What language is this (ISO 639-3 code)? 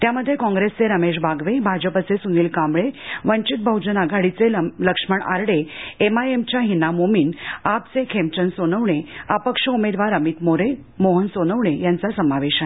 mar